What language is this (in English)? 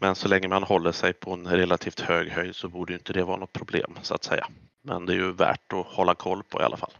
Swedish